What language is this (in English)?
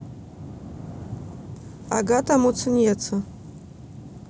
Russian